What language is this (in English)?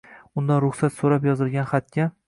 Uzbek